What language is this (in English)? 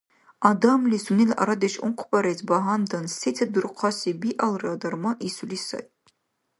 Dargwa